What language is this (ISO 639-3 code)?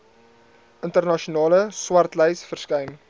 afr